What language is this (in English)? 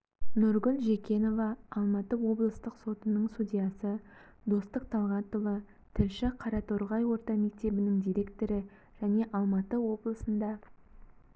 Kazakh